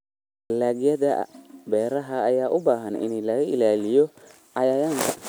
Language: Somali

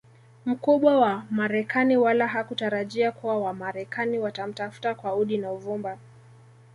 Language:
Swahili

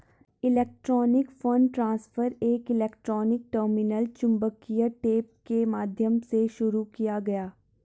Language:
Hindi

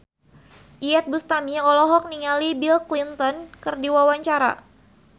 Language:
Sundanese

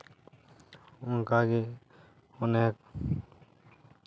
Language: Santali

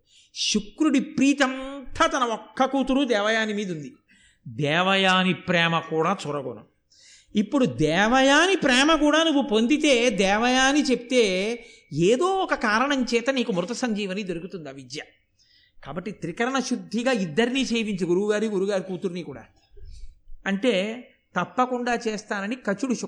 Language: Telugu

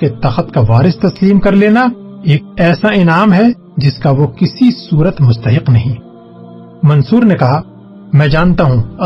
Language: Urdu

